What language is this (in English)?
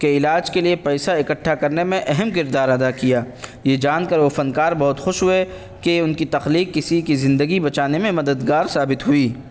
Urdu